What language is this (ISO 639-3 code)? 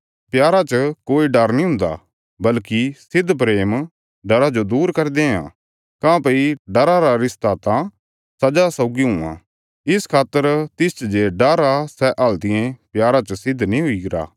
kfs